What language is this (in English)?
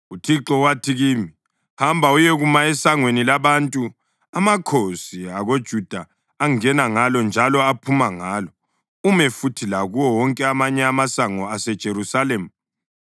North Ndebele